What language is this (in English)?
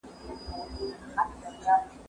Pashto